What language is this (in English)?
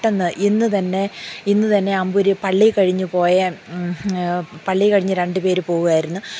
Malayalam